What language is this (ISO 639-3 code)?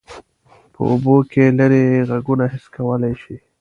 pus